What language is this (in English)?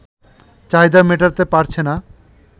Bangla